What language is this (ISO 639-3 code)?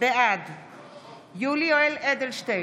heb